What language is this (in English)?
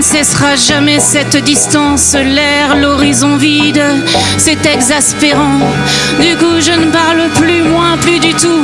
French